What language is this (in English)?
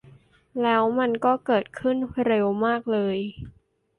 Thai